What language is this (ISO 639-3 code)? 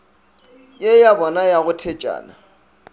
nso